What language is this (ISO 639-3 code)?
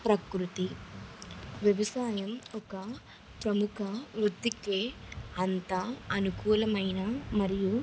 tel